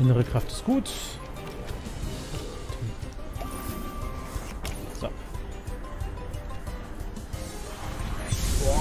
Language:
German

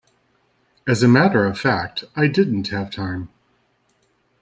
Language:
English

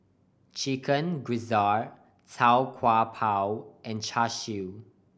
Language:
English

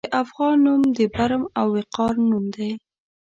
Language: Pashto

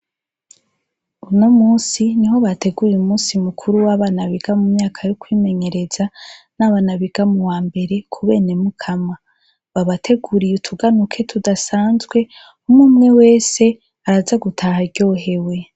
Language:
Rundi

